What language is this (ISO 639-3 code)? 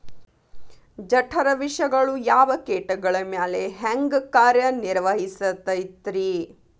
kan